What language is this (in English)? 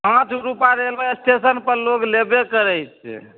Maithili